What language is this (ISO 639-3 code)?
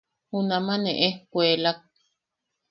yaq